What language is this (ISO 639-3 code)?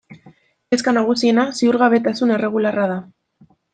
eus